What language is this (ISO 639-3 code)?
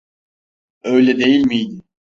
tur